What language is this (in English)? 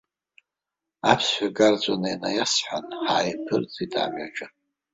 Abkhazian